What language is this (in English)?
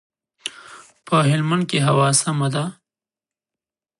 Pashto